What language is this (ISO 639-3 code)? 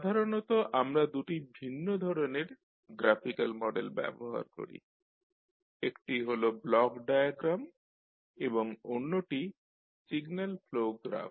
ben